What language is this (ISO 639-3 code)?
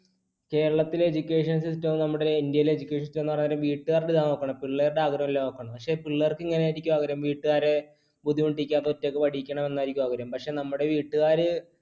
mal